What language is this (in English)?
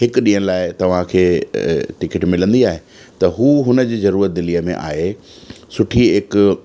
Sindhi